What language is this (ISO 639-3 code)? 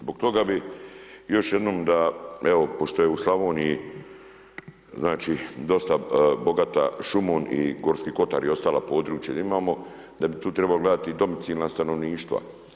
hrv